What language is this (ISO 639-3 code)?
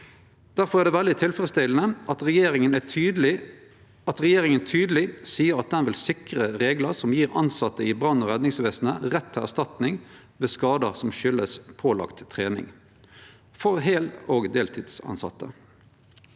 nor